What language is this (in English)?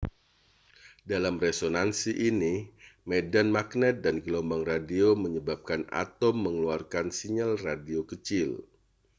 Indonesian